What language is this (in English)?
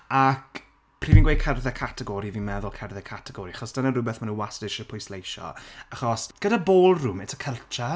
Welsh